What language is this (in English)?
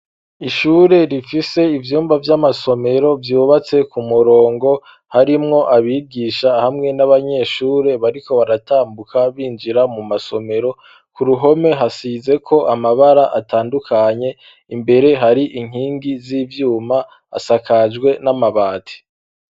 Rundi